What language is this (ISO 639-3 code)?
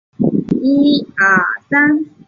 zho